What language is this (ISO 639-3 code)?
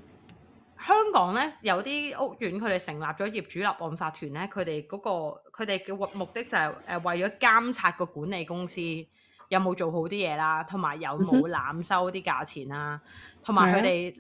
zho